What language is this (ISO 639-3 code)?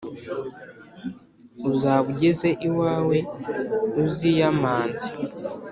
kin